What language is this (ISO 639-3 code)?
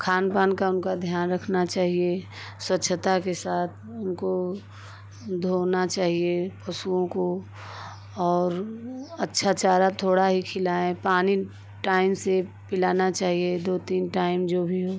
hin